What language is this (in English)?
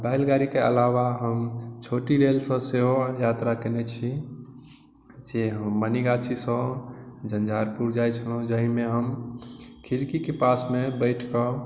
Maithili